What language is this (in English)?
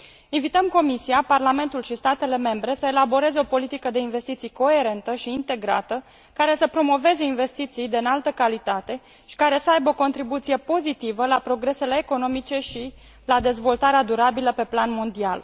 Romanian